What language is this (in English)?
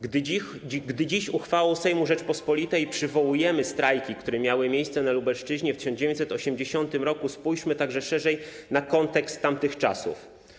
Polish